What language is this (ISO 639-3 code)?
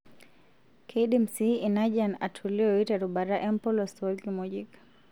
mas